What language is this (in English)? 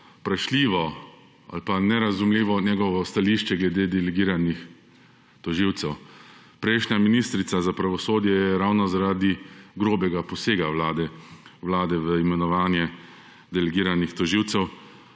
Slovenian